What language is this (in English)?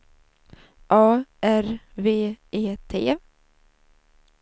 Swedish